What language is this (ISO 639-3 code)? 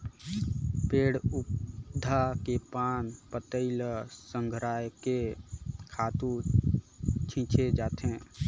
hne